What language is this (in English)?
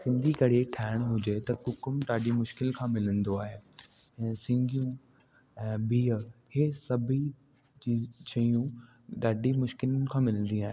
Sindhi